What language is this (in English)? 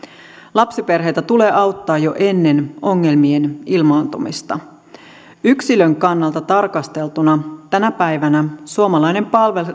Finnish